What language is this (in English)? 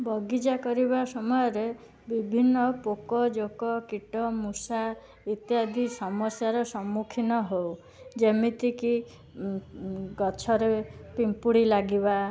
Odia